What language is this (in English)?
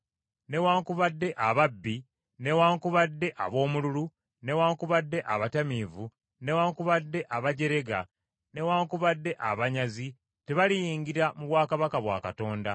Ganda